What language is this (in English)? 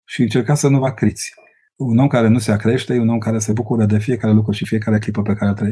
Romanian